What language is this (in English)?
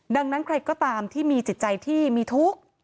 Thai